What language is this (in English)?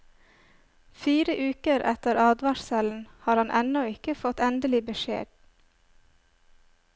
Norwegian